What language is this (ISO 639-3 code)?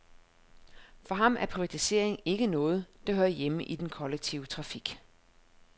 dan